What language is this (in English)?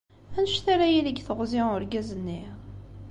Kabyle